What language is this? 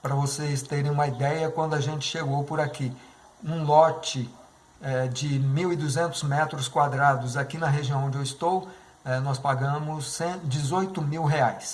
Portuguese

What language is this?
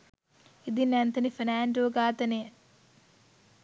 Sinhala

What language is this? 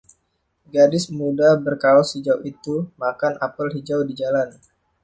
Indonesian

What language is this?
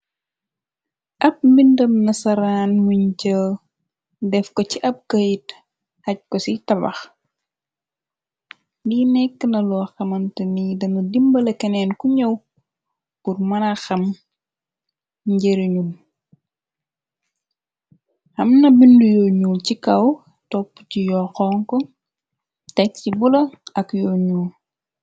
Wolof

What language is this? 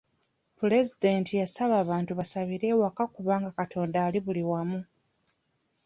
Ganda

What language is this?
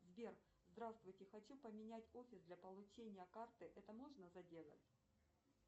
Russian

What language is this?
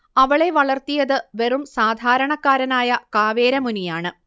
Malayalam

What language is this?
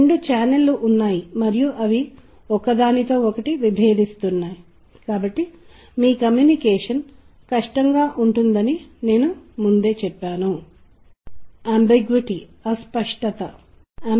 Telugu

